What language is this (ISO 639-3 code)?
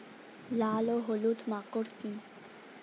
ben